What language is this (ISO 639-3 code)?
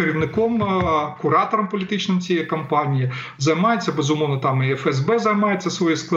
ukr